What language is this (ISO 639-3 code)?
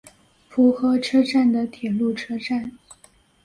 zho